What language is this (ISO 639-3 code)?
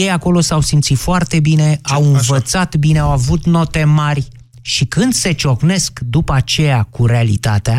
ron